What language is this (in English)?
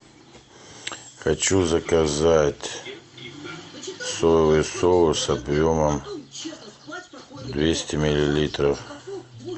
Russian